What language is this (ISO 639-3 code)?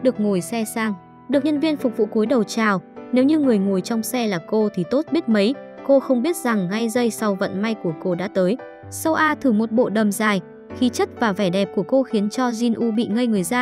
vie